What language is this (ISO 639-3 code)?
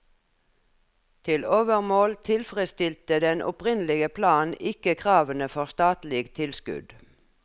nor